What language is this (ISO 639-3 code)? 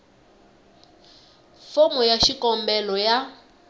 tso